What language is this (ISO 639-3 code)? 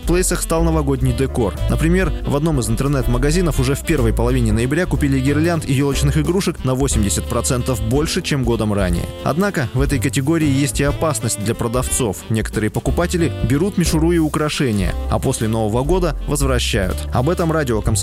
rus